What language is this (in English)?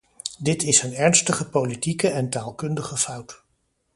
Dutch